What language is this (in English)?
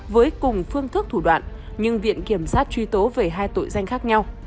Vietnamese